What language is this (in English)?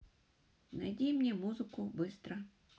Russian